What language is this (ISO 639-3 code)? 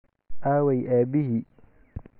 som